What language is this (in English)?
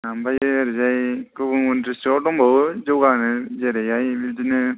Bodo